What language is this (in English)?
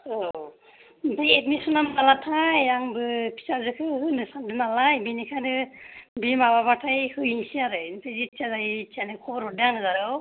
Bodo